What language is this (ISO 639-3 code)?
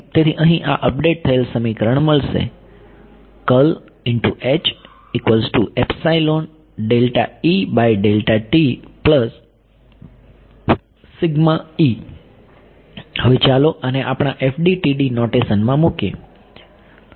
guj